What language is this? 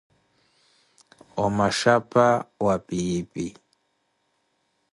Koti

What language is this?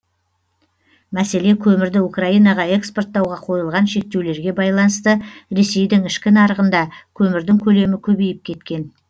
Kazakh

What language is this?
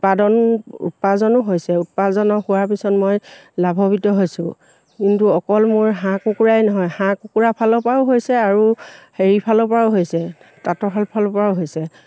Assamese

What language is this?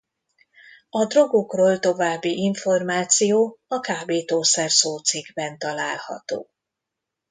Hungarian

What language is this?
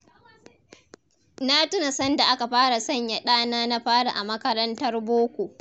Hausa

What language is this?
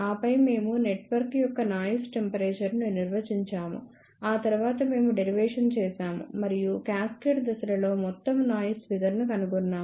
Telugu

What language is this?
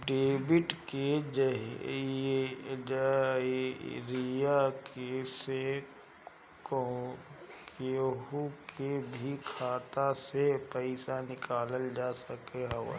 Bhojpuri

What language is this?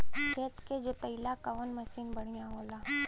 Bhojpuri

